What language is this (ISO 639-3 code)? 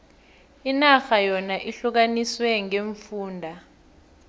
nbl